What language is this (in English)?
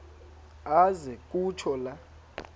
Xhosa